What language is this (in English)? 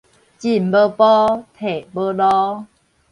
Min Nan Chinese